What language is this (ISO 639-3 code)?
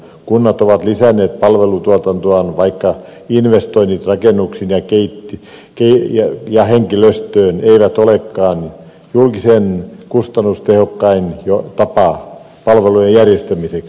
fin